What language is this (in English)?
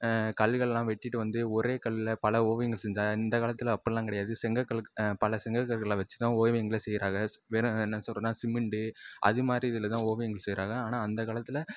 Tamil